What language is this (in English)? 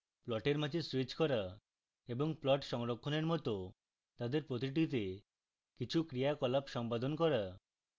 Bangla